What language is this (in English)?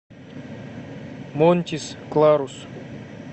Russian